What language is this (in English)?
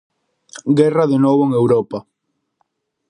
Galician